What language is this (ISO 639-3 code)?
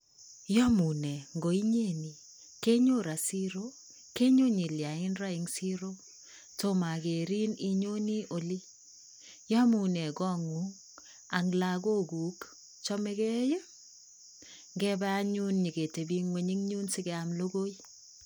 kln